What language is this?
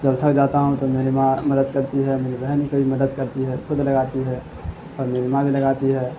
Urdu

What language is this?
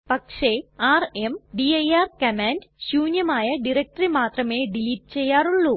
Malayalam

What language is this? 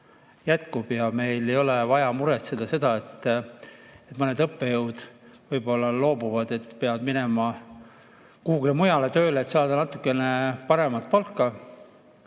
Estonian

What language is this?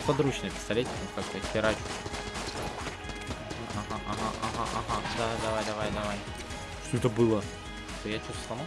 Russian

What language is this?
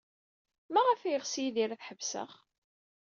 Kabyle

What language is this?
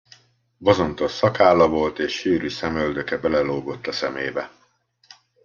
Hungarian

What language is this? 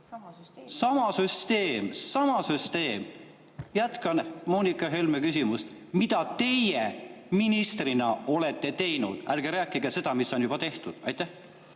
Estonian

